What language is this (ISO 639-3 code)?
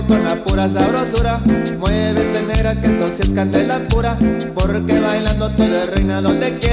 spa